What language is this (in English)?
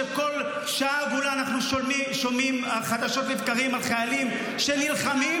Hebrew